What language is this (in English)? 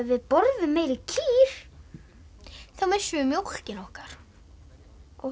Icelandic